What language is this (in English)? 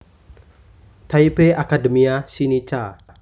Javanese